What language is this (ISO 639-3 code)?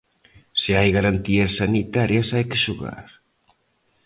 glg